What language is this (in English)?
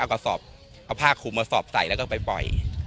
Thai